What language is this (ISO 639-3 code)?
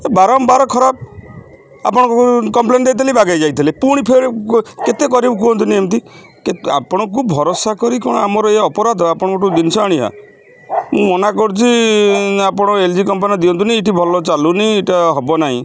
ori